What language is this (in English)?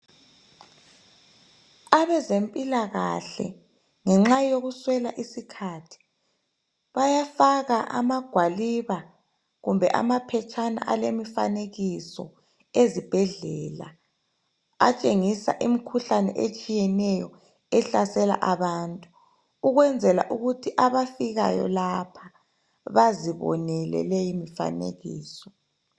North Ndebele